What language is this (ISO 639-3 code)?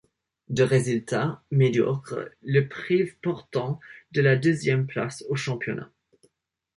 fra